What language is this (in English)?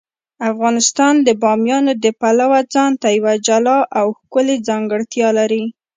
Pashto